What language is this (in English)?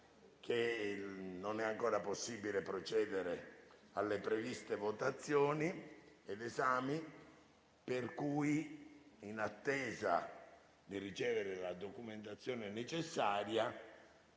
Italian